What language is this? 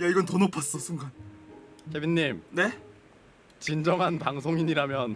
Korean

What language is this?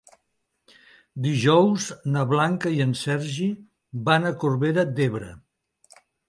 Catalan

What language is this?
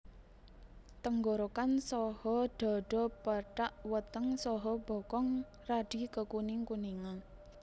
Javanese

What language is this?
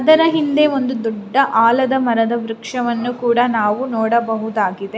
Kannada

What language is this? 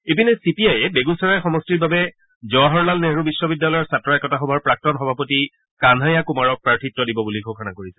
Assamese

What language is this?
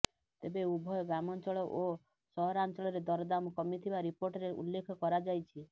Odia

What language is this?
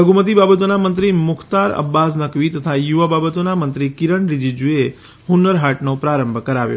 Gujarati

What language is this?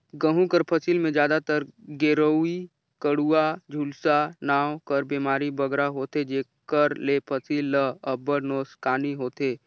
Chhattisgarhi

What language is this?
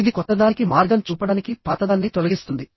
Telugu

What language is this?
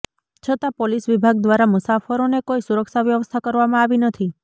Gujarati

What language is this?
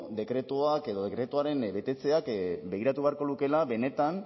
Basque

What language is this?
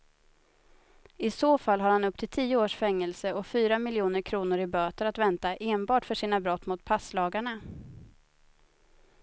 Swedish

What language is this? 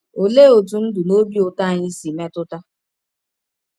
Igbo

